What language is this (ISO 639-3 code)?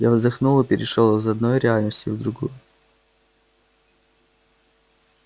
rus